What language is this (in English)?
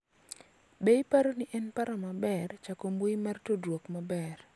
Luo (Kenya and Tanzania)